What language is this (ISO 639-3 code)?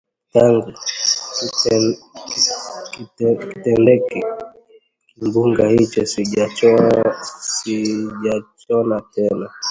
swa